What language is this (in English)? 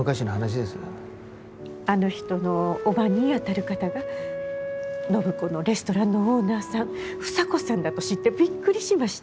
Japanese